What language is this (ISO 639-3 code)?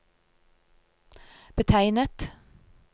nor